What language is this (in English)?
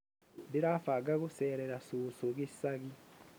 Kikuyu